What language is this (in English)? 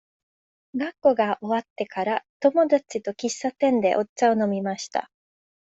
Japanese